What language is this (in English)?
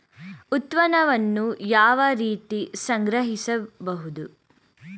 Kannada